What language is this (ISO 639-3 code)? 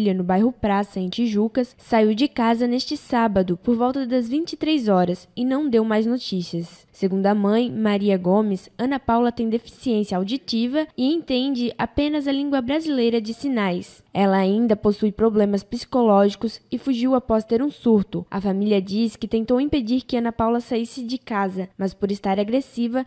por